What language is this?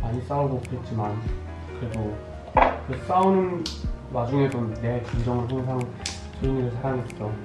Korean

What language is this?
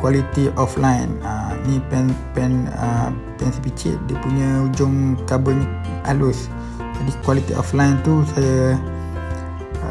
Malay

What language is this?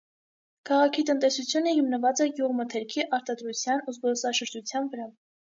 Armenian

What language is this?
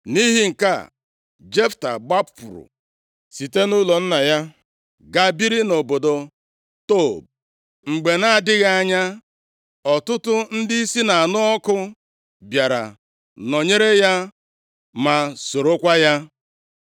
Igbo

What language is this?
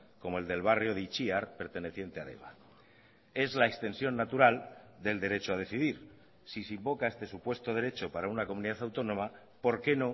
Spanish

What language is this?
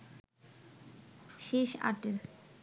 Bangla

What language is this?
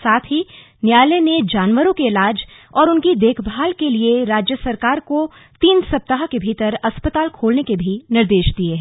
Hindi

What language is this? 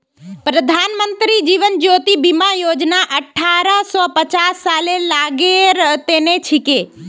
Magahi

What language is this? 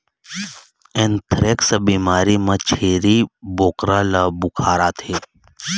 Chhattisgarhi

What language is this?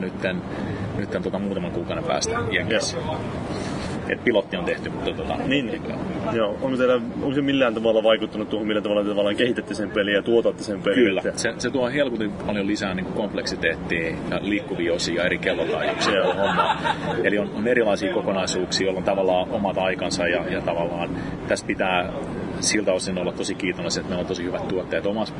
Finnish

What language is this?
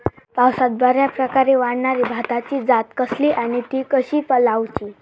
Marathi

